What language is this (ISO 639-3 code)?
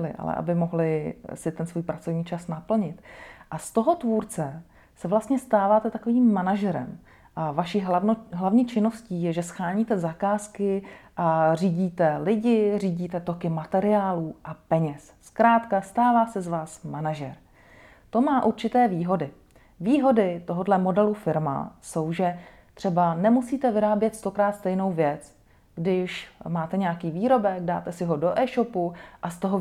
ces